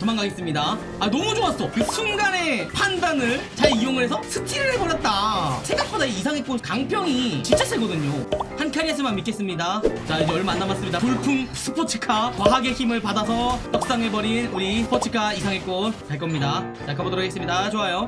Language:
Korean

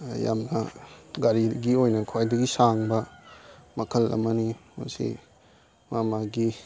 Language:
Manipuri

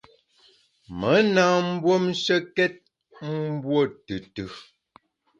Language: Bamun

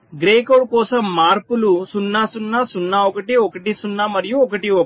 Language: Telugu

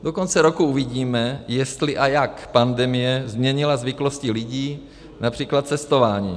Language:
Czech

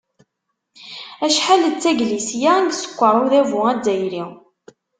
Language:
Kabyle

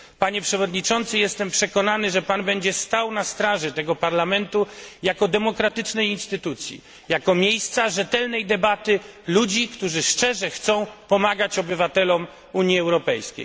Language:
Polish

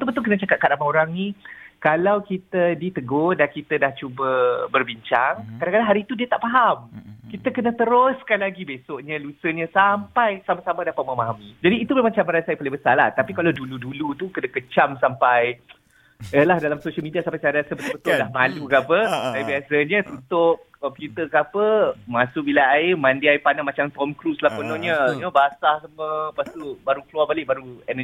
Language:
Malay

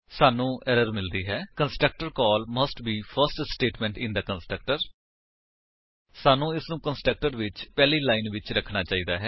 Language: Punjabi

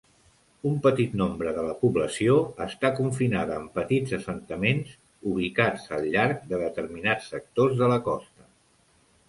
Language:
Catalan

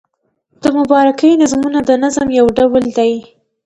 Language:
Pashto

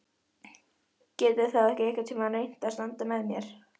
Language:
Icelandic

